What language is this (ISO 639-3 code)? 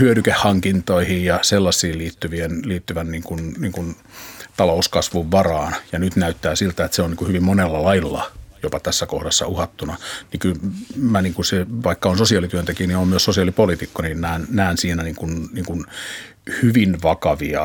fin